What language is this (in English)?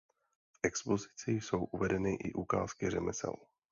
Czech